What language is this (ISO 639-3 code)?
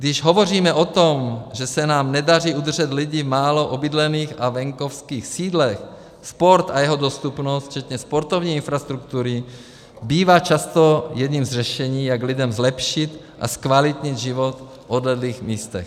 ces